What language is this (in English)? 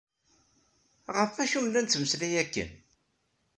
Kabyle